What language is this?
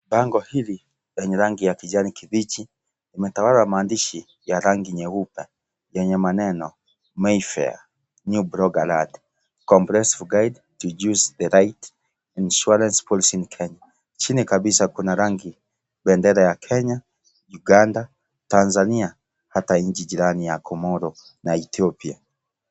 Swahili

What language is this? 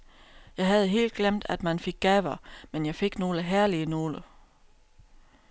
Danish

